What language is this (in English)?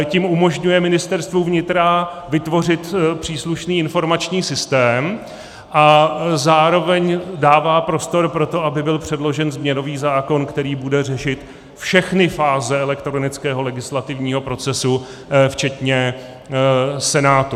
Czech